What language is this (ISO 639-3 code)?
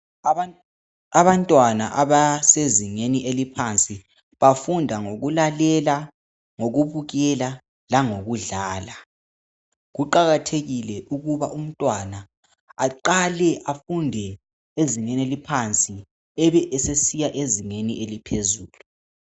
nde